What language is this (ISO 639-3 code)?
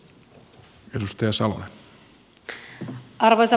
fin